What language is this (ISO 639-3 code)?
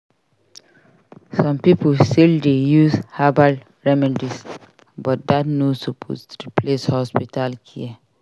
pcm